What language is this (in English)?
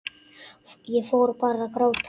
Icelandic